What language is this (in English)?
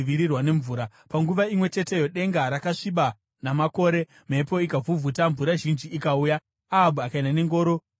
Shona